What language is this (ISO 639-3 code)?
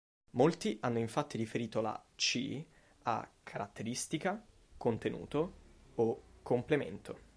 ita